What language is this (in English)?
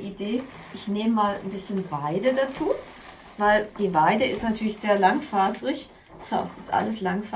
German